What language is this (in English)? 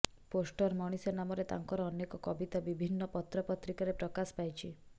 Odia